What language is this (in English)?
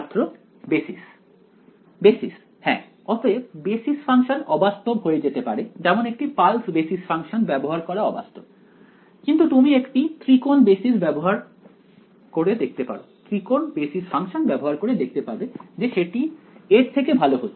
Bangla